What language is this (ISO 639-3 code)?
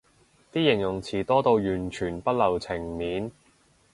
yue